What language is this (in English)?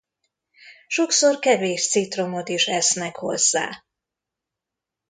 Hungarian